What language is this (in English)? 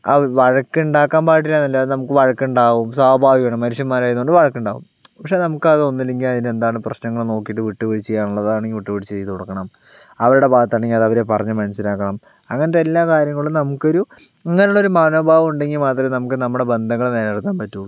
Malayalam